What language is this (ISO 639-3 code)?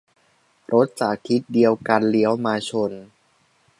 tha